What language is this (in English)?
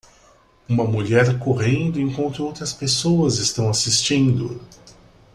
Portuguese